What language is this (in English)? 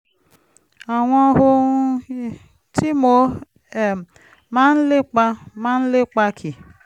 Yoruba